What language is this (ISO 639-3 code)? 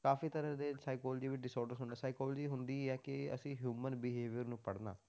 pan